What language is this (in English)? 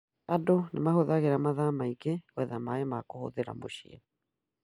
Kikuyu